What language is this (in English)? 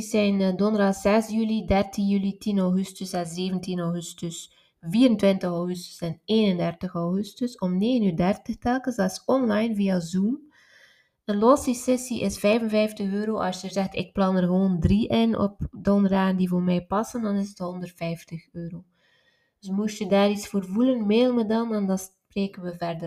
Dutch